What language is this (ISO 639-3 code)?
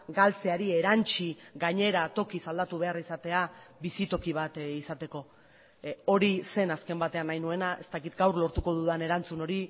eus